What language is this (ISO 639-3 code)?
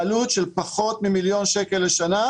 heb